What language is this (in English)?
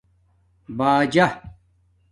Domaaki